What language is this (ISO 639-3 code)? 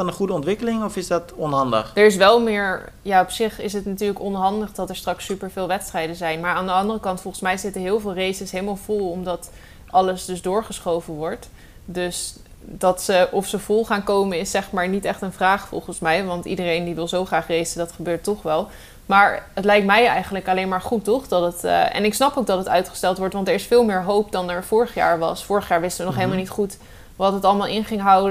nld